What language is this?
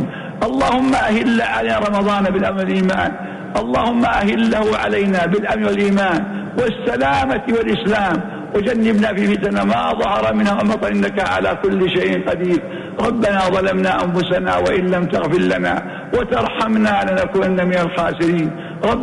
Arabic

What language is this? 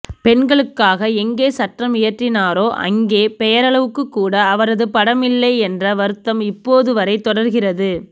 Tamil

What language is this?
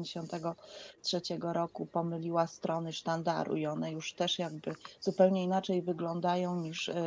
Polish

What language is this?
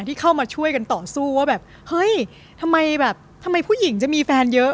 Thai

